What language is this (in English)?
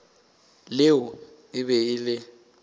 Northern Sotho